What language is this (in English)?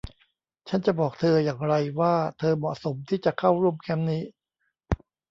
Thai